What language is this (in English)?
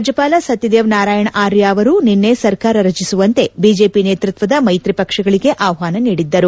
Kannada